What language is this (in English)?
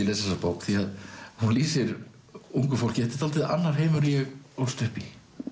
Icelandic